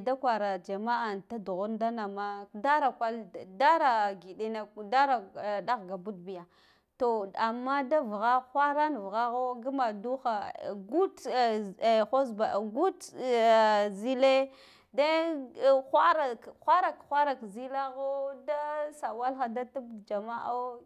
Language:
Guduf-Gava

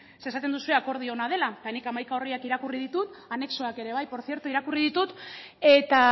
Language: Basque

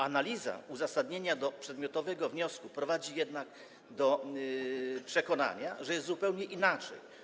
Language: Polish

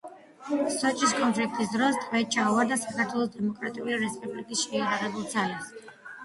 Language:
Georgian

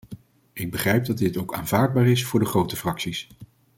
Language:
Dutch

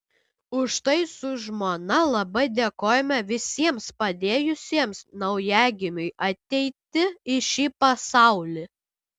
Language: Lithuanian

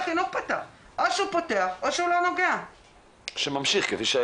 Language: Hebrew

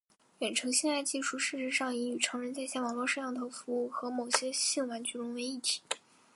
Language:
Chinese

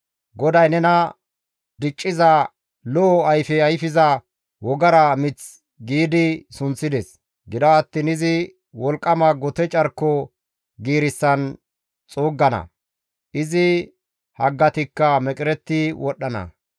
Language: Gamo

